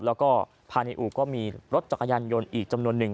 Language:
Thai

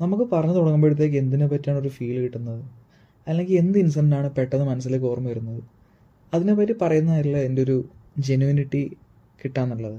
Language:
Malayalam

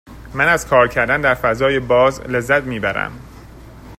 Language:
Persian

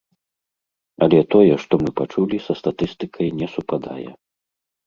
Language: Belarusian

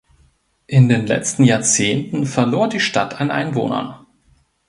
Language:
German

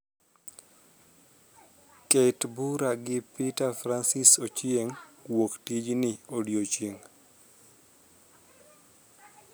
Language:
Luo (Kenya and Tanzania)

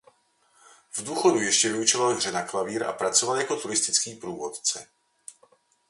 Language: Czech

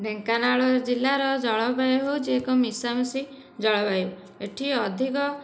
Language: Odia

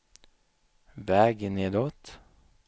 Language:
Swedish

